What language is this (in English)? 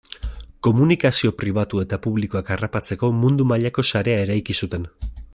Basque